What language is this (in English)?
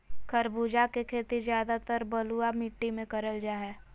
Magahi